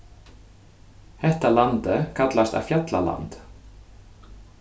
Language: Faroese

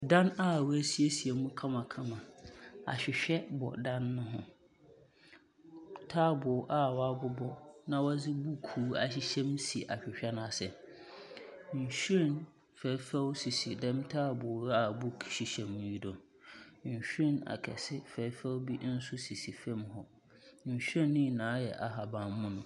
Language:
Akan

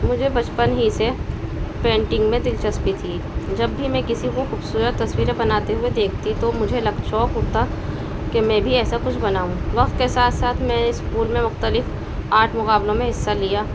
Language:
Urdu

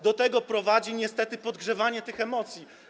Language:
Polish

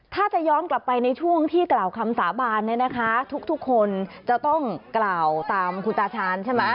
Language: Thai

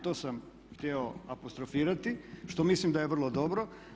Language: Croatian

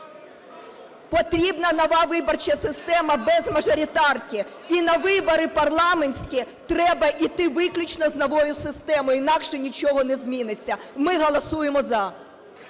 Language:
Ukrainian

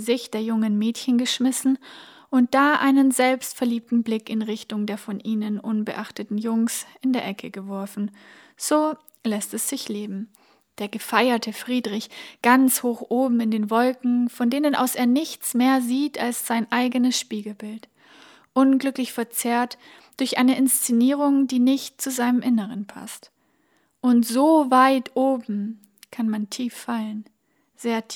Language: German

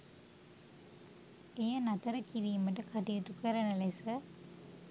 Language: Sinhala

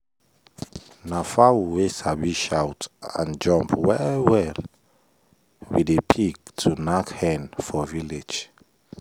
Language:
Nigerian Pidgin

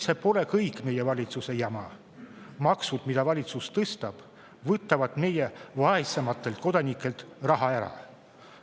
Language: Estonian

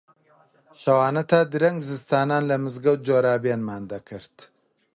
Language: Central Kurdish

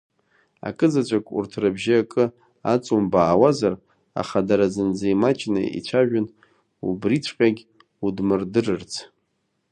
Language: Abkhazian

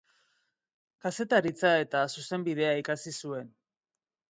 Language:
Basque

